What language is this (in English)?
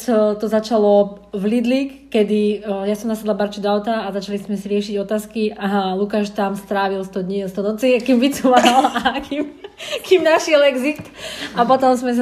Slovak